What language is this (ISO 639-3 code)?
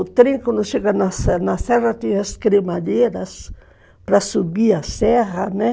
por